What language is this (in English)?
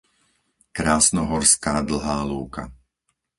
Slovak